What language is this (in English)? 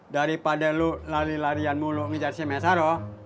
Indonesian